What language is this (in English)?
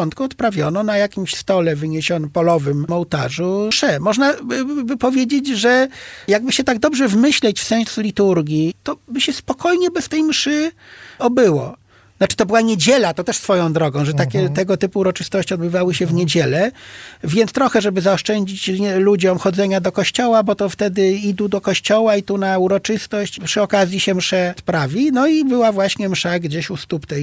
Polish